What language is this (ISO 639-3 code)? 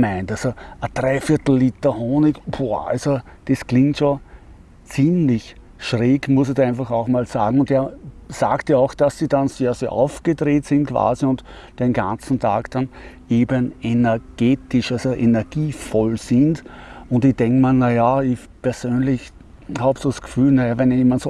deu